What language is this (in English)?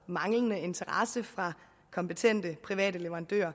Danish